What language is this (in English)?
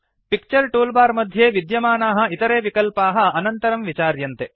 Sanskrit